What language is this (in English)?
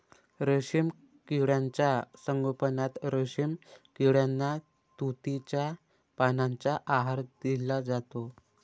Marathi